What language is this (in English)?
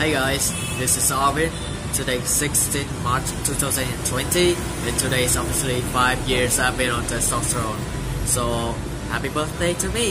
Vietnamese